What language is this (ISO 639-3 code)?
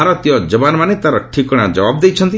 ori